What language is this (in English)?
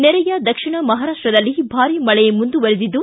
Kannada